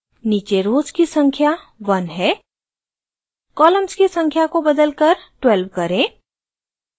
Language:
Hindi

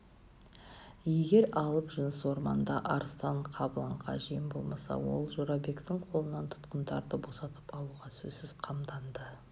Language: Kazakh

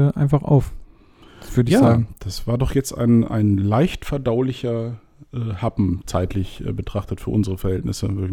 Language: German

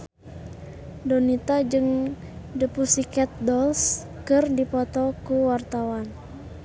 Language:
Sundanese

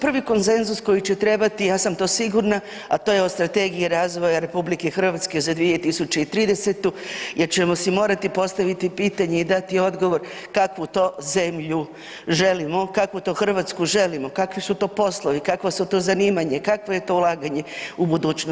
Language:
Croatian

